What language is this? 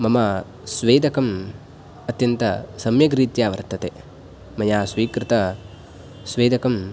Sanskrit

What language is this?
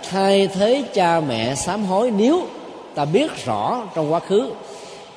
Vietnamese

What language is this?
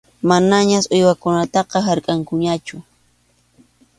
Arequipa-La Unión Quechua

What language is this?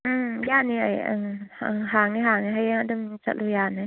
Manipuri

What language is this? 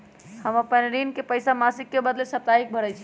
Magahi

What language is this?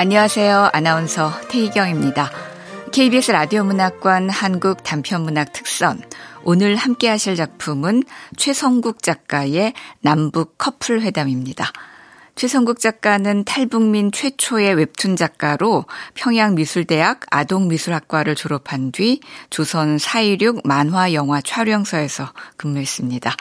Korean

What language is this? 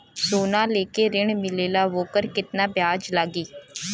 Bhojpuri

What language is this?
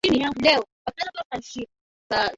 Swahili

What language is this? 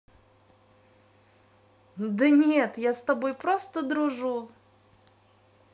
Russian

